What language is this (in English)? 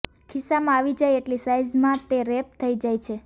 Gujarati